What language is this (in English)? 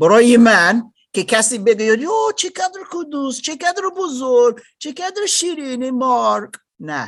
Persian